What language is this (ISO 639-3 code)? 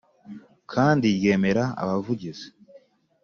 kin